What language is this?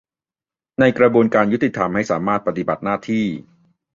Thai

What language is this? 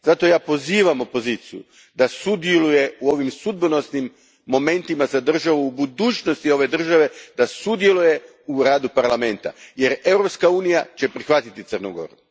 Croatian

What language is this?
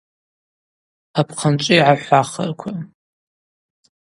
Abaza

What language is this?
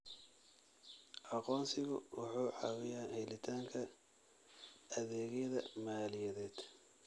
Somali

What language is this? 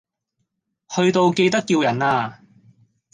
Cantonese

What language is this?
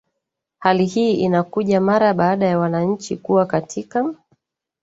Swahili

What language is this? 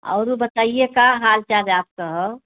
Hindi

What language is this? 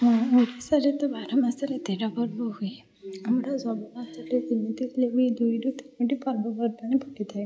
Odia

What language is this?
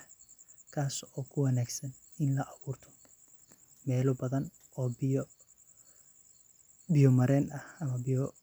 Somali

